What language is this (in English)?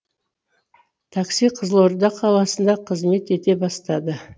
Kazakh